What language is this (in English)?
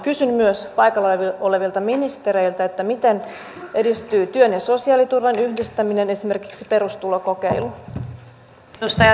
Finnish